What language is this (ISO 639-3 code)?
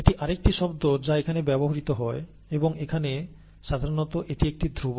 ben